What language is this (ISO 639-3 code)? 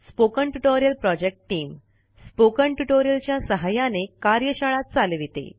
mar